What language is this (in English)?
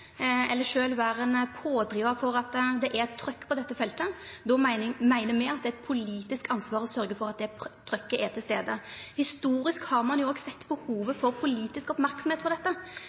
Norwegian Nynorsk